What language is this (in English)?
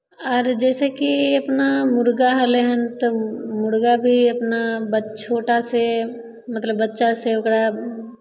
Maithili